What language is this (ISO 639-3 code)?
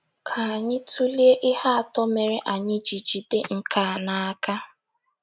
ibo